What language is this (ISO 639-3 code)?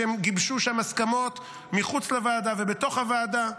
heb